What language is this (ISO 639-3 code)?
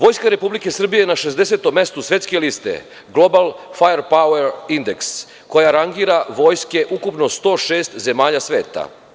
srp